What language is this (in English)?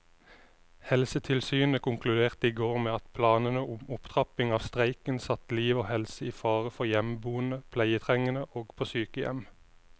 Norwegian